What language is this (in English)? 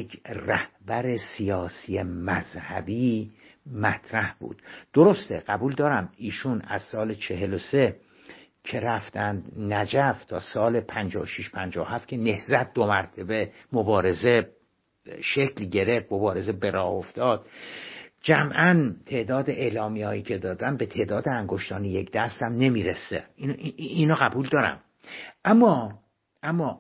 Persian